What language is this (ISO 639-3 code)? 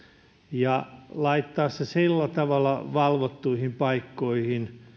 fin